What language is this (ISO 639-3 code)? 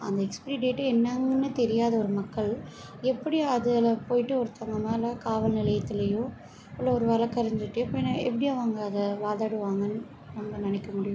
tam